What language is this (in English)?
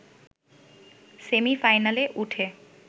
Bangla